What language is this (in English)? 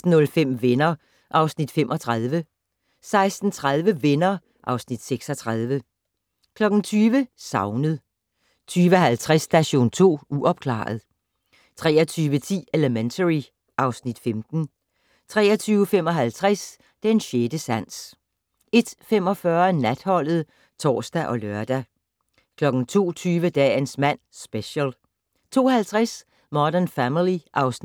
Danish